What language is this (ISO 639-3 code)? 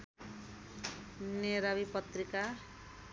nep